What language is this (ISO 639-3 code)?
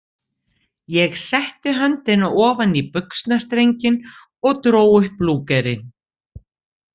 isl